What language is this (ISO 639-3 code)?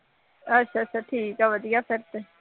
pan